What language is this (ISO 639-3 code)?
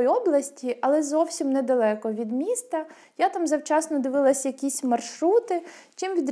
ukr